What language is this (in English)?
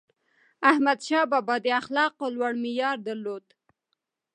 Pashto